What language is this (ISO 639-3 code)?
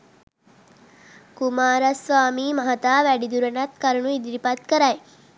sin